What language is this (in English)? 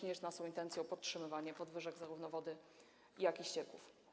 Polish